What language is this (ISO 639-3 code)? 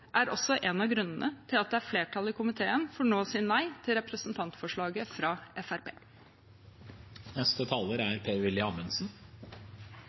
nob